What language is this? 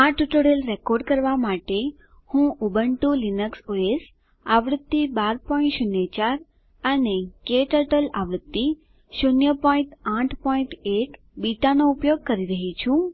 Gujarati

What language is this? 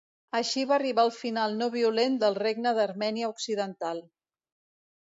Catalan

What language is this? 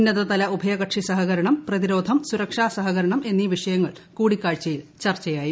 Malayalam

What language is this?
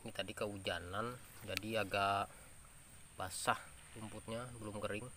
Indonesian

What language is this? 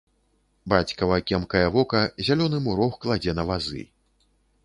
Belarusian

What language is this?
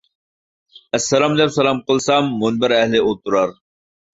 Uyghur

